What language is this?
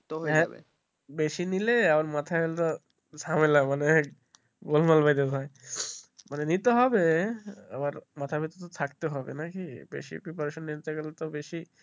Bangla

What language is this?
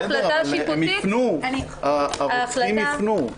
Hebrew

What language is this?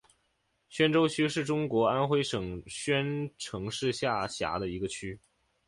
Chinese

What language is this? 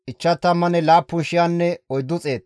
Gamo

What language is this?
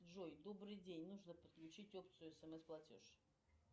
Russian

